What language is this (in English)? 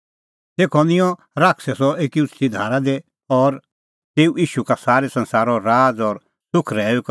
Kullu Pahari